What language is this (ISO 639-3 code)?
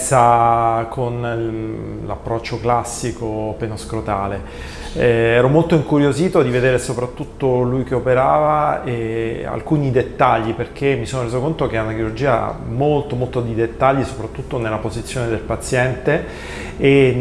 ita